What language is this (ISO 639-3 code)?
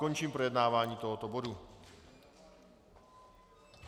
ces